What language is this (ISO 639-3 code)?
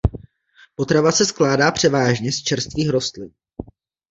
ces